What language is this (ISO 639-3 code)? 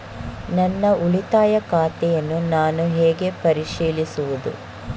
kan